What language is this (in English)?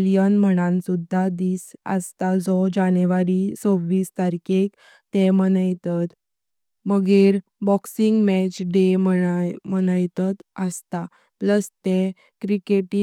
Konkani